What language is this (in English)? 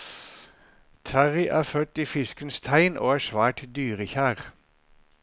Norwegian